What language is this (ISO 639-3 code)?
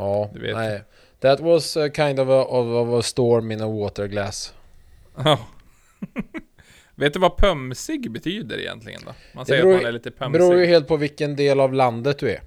swe